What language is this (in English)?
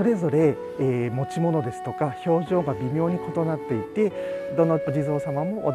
Japanese